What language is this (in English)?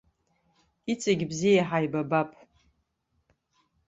Abkhazian